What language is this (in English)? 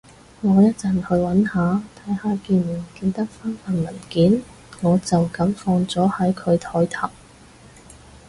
Cantonese